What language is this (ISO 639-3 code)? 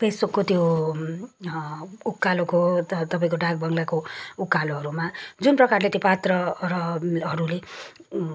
nep